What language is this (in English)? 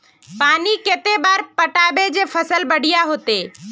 Magahi